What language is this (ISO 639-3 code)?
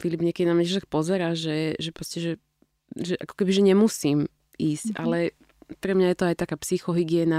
slk